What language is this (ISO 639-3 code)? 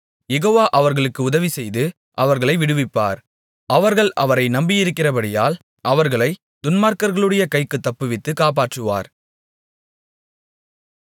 tam